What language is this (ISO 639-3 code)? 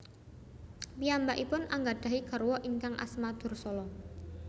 jav